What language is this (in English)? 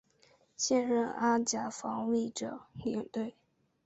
Chinese